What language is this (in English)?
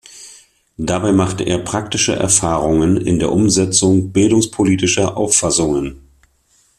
German